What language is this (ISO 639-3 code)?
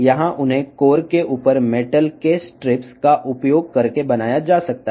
tel